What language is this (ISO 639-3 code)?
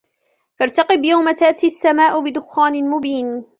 ara